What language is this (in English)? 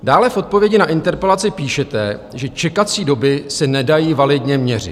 Czech